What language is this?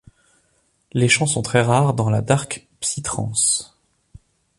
French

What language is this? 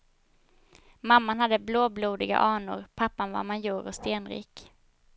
Swedish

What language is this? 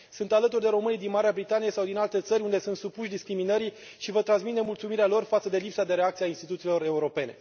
Romanian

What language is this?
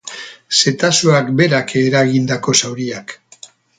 Basque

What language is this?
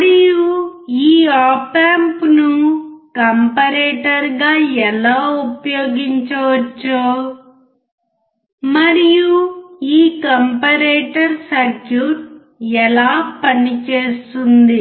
Telugu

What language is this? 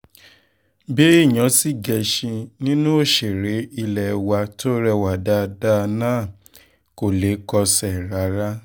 Yoruba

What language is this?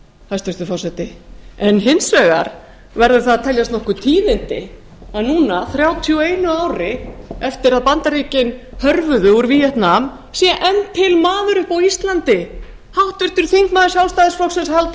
Icelandic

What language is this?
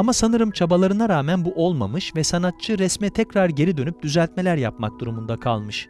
Turkish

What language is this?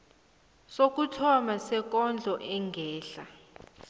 South Ndebele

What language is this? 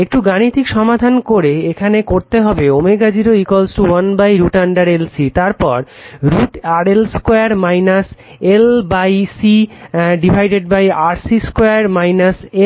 Bangla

